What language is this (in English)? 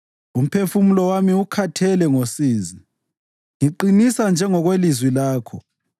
North Ndebele